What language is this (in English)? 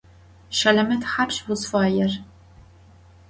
Adyghe